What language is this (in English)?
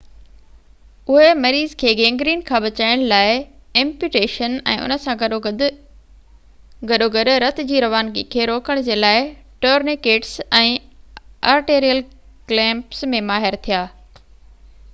Sindhi